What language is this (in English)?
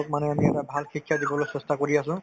Assamese